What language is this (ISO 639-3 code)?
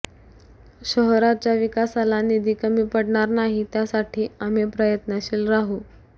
mar